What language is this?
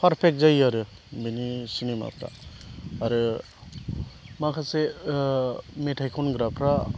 Bodo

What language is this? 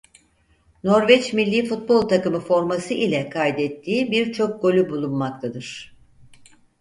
Turkish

